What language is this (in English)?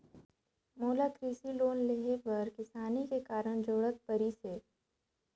Chhattisgarhi